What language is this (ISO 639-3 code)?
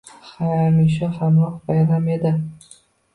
uzb